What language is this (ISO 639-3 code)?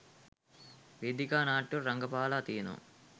sin